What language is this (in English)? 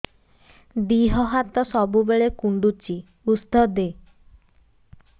Odia